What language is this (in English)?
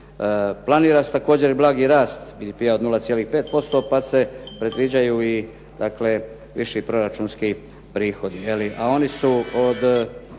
Croatian